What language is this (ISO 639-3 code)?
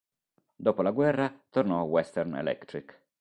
ita